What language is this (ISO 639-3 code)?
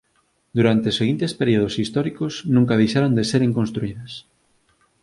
glg